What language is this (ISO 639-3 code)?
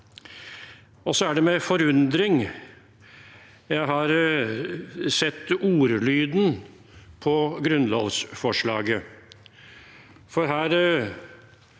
nor